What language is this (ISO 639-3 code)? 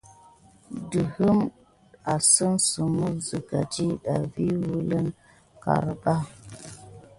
gid